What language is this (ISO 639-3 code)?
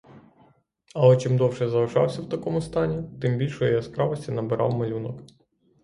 ukr